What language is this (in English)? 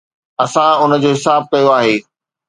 Sindhi